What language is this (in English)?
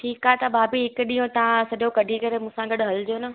Sindhi